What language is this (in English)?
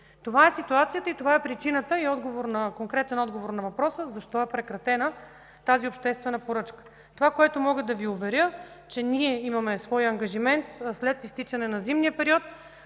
Bulgarian